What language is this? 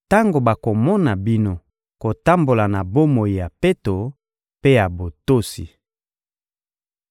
Lingala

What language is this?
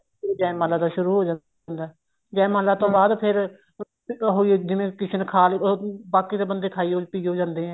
Punjabi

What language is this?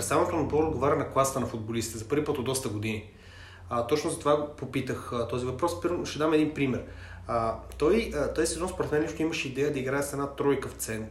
Bulgarian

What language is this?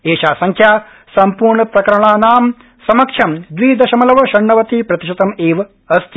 Sanskrit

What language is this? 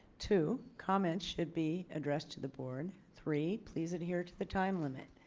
English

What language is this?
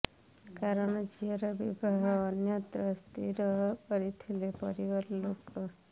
Odia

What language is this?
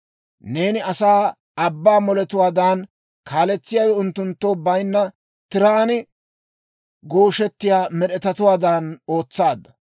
Dawro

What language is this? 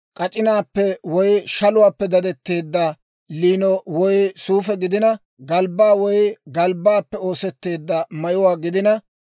Dawro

